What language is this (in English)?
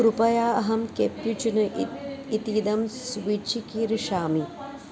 Sanskrit